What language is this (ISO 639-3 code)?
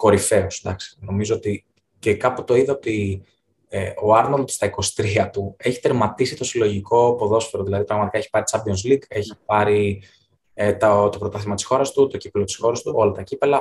ell